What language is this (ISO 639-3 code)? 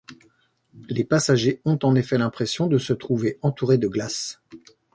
fra